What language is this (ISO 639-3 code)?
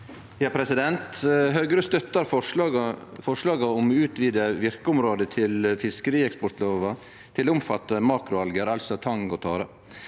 nor